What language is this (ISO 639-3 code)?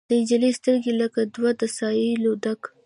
pus